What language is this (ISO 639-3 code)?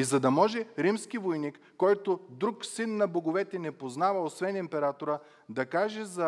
bul